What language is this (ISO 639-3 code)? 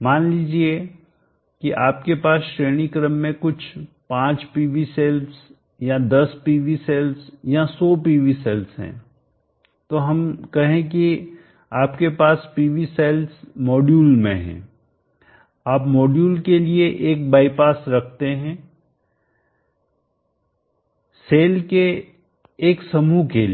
hin